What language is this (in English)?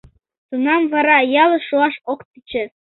Mari